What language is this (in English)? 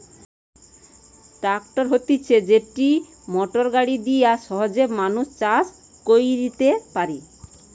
Bangla